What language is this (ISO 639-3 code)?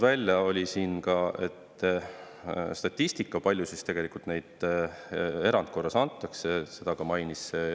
est